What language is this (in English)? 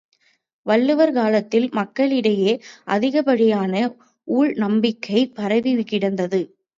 Tamil